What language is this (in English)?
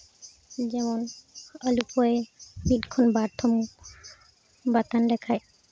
Santali